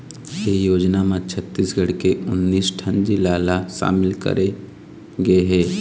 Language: Chhattisgarhi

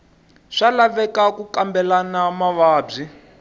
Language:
Tsonga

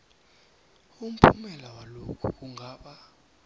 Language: South Ndebele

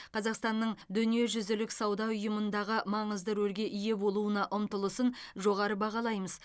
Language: Kazakh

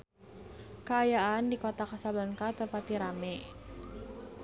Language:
Sundanese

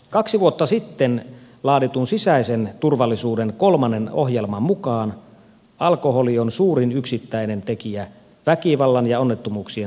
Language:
Finnish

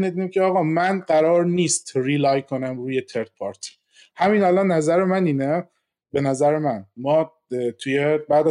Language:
Persian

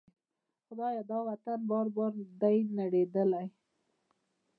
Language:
Pashto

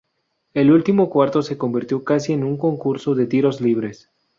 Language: Spanish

